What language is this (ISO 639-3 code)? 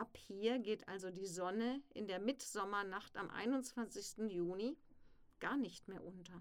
deu